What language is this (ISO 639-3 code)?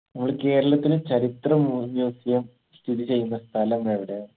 mal